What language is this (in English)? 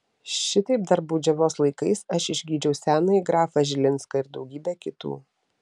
Lithuanian